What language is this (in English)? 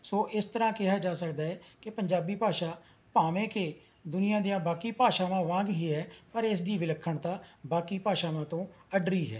Punjabi